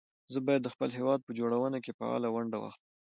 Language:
Pashto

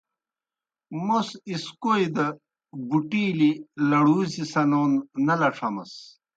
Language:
Kohistani Shina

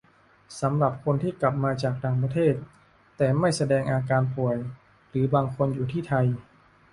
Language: Thai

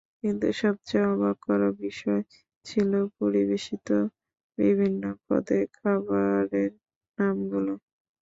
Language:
Bangla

